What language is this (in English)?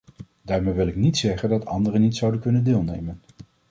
Dutch